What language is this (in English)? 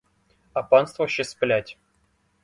Ukrainian